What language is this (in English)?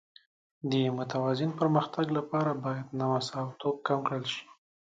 Pashto